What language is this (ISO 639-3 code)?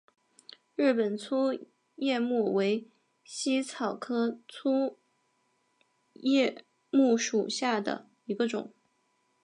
zho